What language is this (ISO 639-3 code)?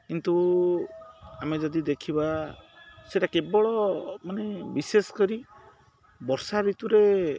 ori